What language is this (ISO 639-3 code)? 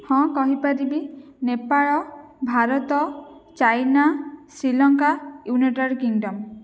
ori